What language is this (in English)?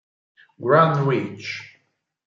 Italian